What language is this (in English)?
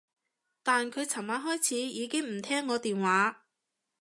Cantonese